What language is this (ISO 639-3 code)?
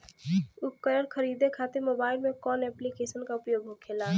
bho